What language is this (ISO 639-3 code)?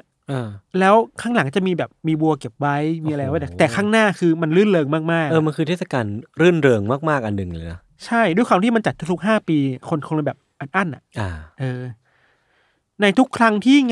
tha